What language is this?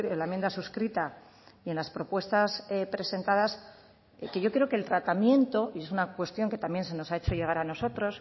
Spanish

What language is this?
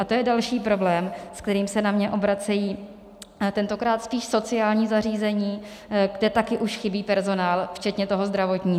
Czech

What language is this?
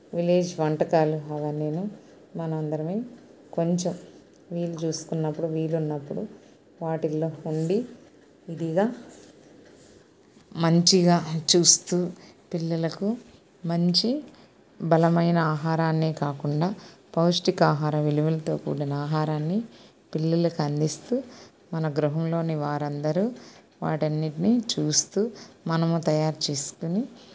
Telugu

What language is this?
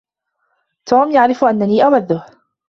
Arabic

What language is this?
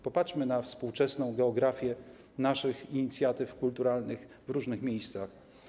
Polish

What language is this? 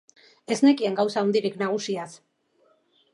Basque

